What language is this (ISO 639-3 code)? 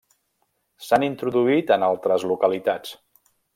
cat